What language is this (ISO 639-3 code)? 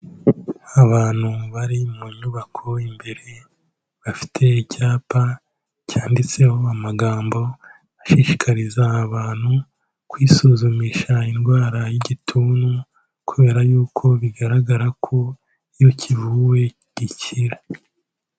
kin